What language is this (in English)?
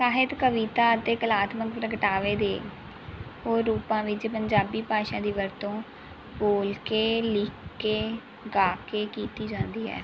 Punjabi